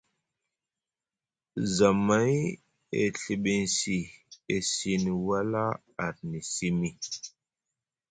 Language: Musgu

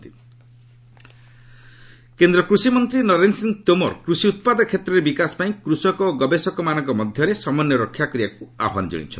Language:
Odia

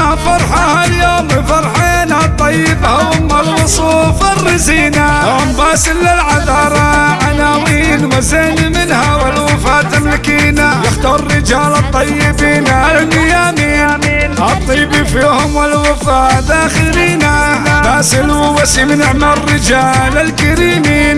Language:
Arabic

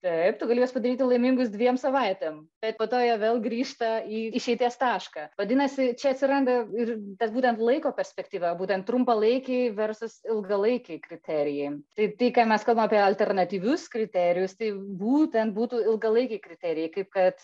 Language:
Lithuanian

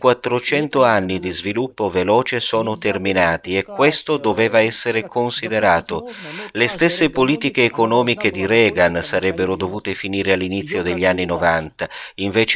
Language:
Italian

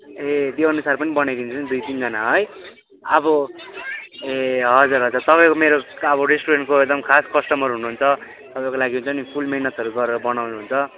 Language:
Nepali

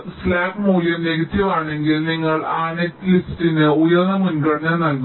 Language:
Malayalam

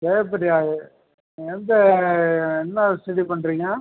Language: Tamil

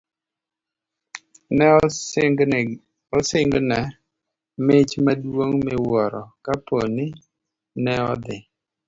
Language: Luo (Kenya and Tanzania)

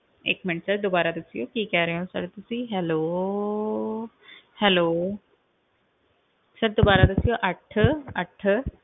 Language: Punjabi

